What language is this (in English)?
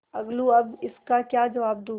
Hindi